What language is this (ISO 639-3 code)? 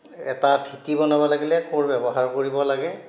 asm